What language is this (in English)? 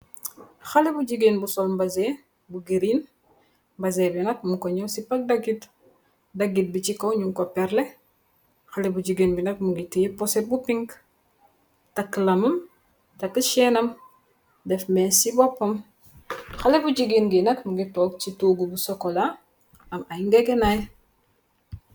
Wolof